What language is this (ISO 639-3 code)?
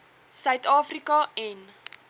afr